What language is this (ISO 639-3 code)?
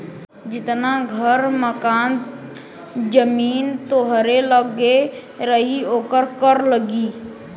bho